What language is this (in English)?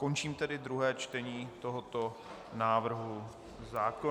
Czech